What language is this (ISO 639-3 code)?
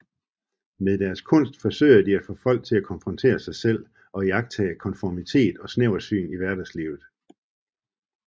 dan